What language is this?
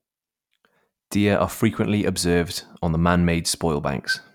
English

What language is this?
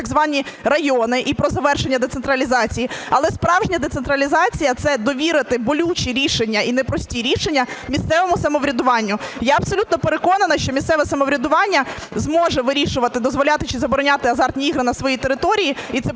Ukrainian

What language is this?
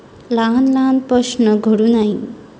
Marathi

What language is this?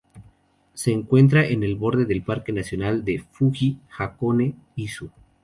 Spanish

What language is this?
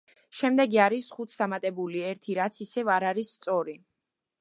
Georgian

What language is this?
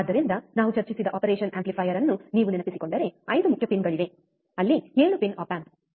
Kannada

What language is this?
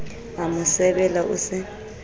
Southern Sotho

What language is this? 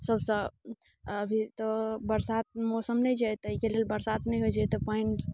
Maithili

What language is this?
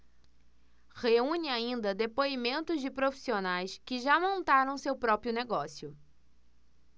Portuguese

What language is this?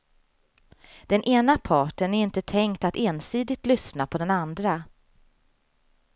Swedish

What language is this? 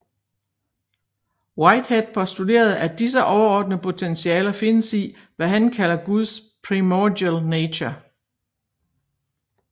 Danish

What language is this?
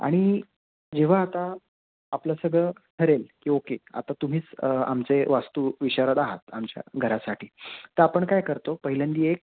Marathi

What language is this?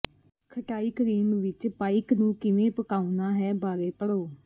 Punjabi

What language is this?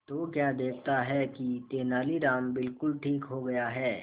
Hindi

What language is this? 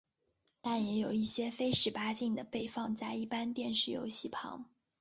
Chinese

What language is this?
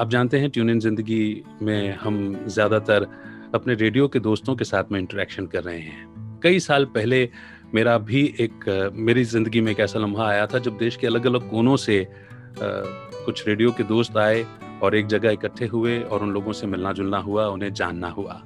Hindi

